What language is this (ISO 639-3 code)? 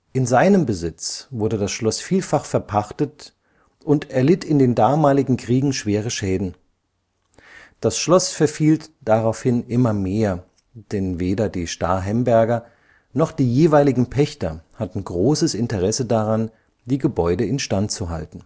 deu